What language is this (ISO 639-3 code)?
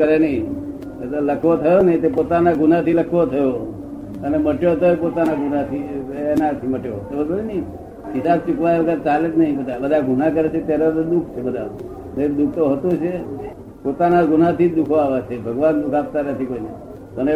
guj